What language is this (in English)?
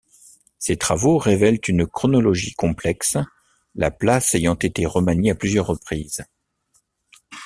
French